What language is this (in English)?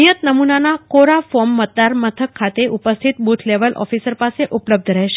Gujarati